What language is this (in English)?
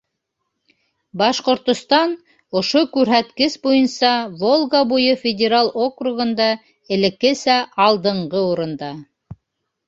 Bashkir